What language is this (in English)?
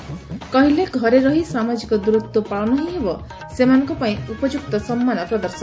Odia